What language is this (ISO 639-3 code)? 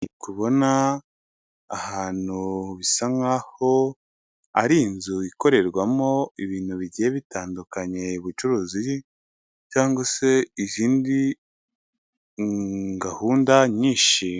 kin